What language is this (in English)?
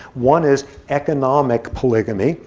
English